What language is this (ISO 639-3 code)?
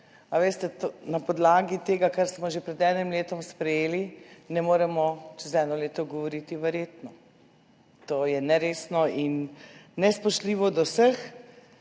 slv